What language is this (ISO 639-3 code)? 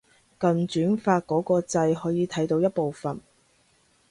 yue